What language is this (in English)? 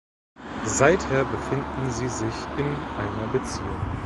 German